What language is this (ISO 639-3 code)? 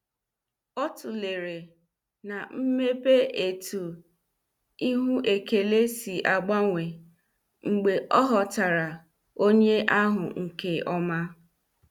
ibo